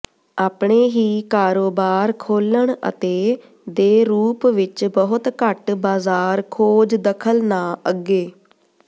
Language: Punjabi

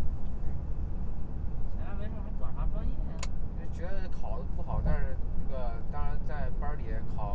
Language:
Chinese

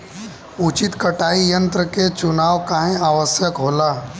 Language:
Bhojpuri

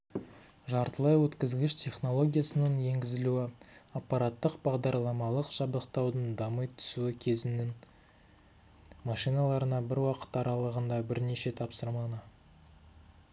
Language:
Kazakh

